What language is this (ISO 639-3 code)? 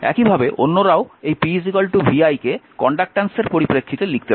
ben